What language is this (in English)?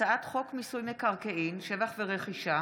Hebrew